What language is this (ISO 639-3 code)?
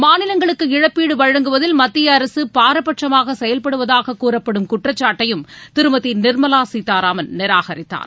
tam